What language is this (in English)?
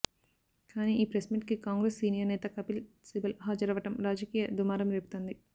Telugu